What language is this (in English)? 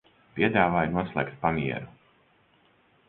Latvian